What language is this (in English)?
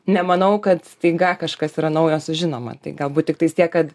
Lithuanian